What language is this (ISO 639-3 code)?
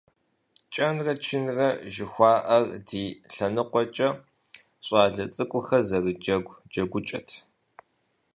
kbd